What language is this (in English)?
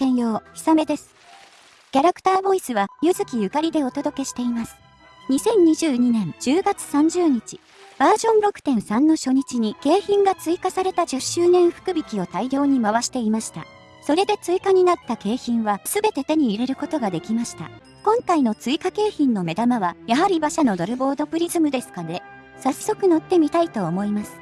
Japanese